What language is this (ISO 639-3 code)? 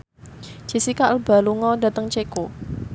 jav